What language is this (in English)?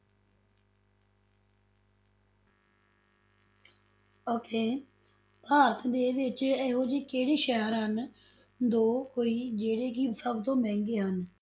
Punjabi